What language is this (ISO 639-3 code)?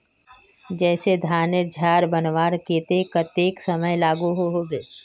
mag